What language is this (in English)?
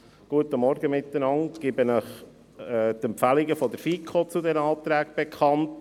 Swiss German